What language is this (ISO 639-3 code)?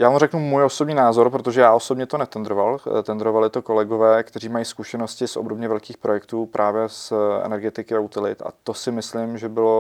ces